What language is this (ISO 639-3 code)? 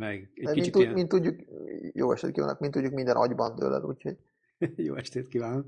hun